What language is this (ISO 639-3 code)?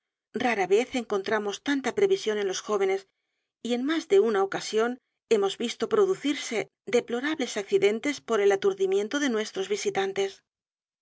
spa